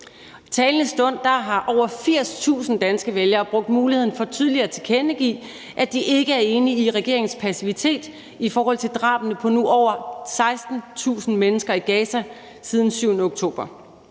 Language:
Danish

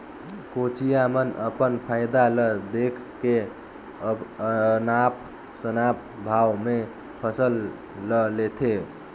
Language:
Chhattisgarhi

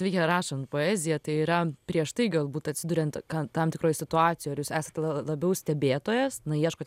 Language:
Lithuanian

